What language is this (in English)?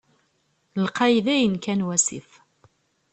Kabyle